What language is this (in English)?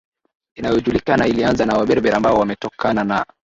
Swahili